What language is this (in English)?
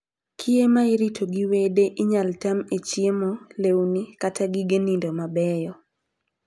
Luo (Kenya and Tanzania)